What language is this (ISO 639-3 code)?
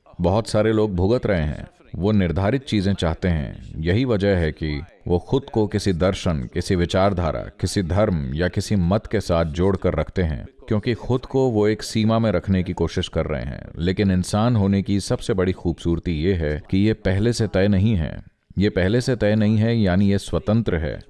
hin